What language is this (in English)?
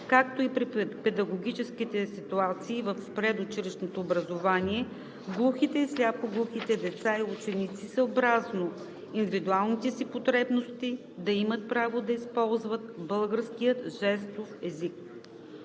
Bulgarian